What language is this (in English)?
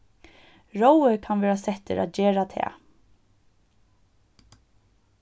Faroese